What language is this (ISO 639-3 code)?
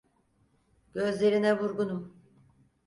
tur